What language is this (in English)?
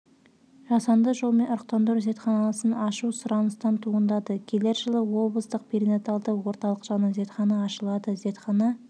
Kazakh